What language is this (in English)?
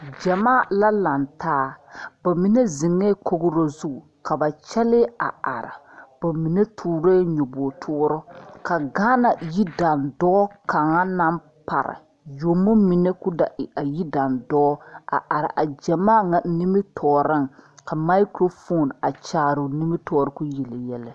Southern Dagaare